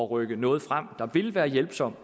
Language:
Danish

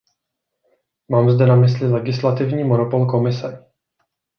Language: Czech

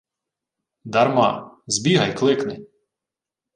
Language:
Ukrainian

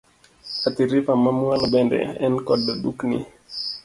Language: Luo (Kenya and Tanzania)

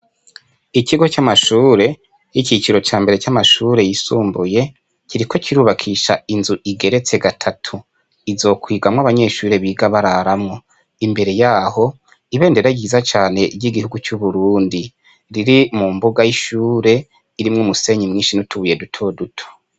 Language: Rundi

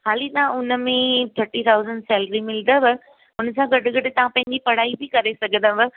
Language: Sindhi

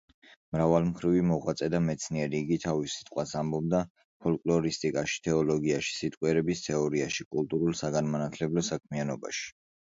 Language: Georgian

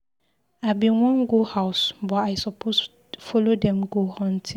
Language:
Nigerian Pidgin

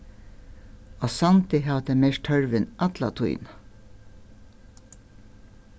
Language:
Faroese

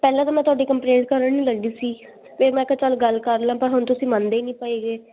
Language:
Punjabi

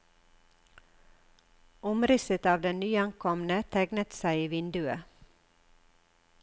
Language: Norwegian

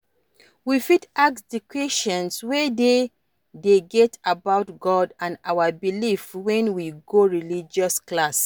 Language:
Nigerian Pidgin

